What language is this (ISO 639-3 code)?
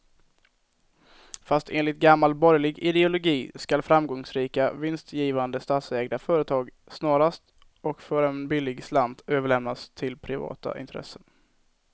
swe